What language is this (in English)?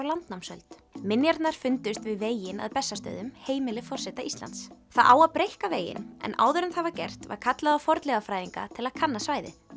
Icelandic